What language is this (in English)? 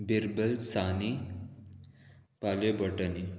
Konkani